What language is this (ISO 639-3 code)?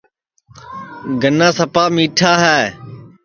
ssi